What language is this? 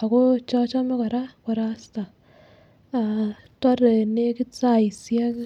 Kalenjin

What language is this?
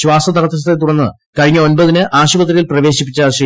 Malayalam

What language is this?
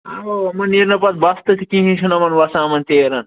Kashmiri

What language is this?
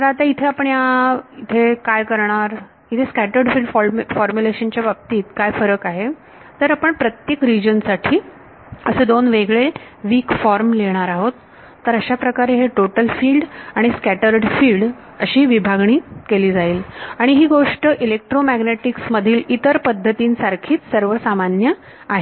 Marathi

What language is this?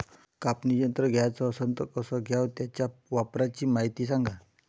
Marathi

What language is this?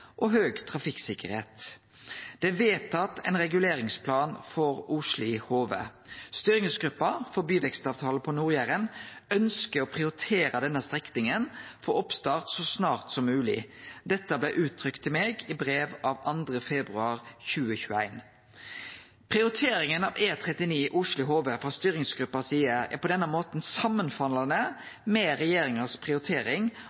Norwegian Nynorsk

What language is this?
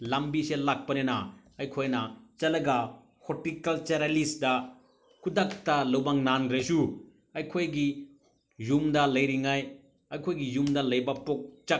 Manipuri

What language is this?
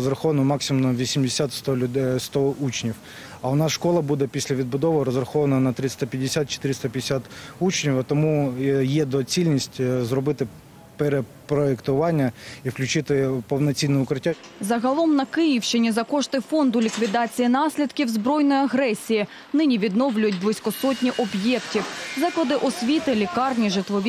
Ukrainian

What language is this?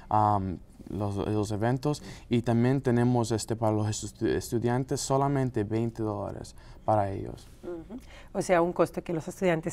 Spanish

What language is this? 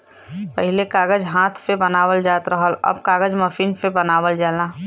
Bhojpuri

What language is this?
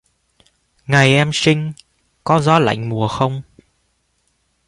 Vietnamese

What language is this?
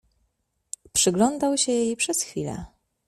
Polish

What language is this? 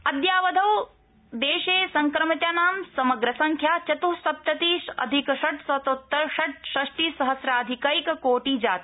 Sanskrit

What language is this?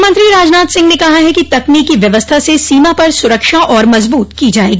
Hindi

